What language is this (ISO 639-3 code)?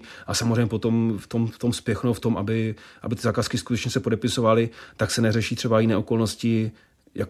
ces